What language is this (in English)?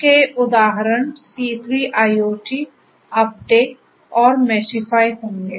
Hindi